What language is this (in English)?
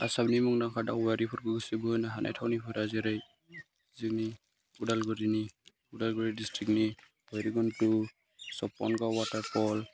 Bodo